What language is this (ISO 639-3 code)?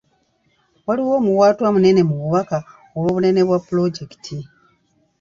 lug